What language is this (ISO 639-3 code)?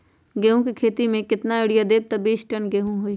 mag